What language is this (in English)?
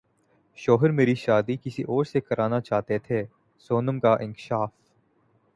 Urdu